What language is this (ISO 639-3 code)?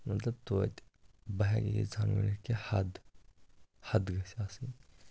kas